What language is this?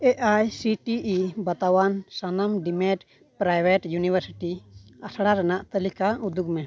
Santali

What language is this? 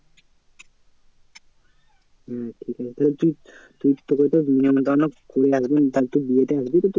Bangla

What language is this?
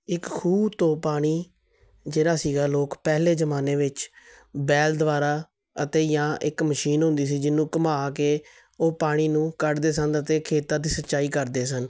Punjabi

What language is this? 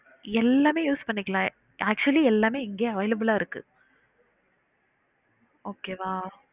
Tamil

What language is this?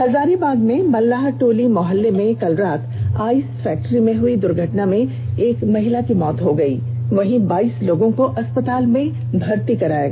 Hindi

